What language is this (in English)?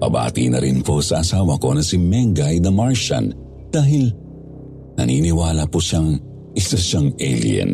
Filipino